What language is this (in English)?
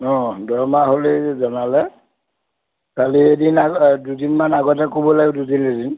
Assamese